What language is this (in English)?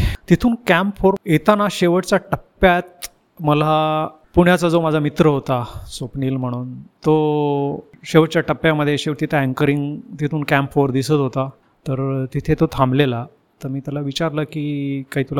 Marathi